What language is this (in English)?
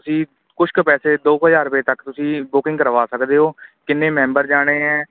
Punjabi